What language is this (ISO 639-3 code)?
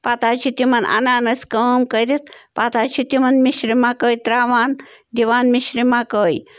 kas